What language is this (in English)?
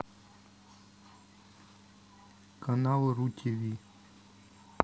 Russian